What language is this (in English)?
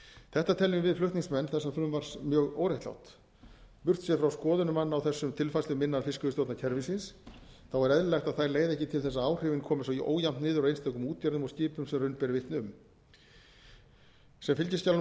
Icelandic